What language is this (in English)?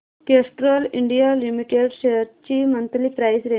Marathi